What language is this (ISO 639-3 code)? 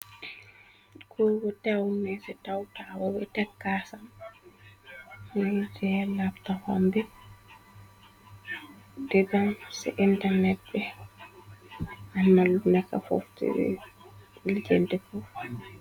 wol